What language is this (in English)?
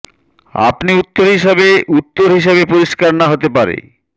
Bangla